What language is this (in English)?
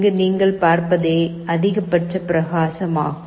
Tamil